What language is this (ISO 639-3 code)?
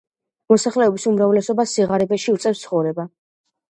kat